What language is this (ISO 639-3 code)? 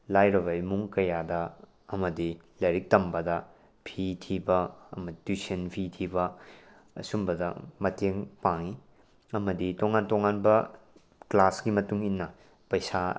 mni